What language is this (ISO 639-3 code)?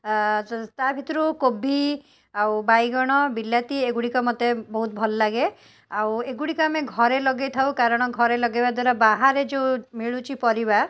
ori